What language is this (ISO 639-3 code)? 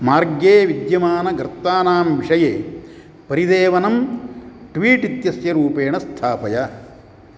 san